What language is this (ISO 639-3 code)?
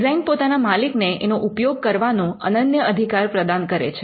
guj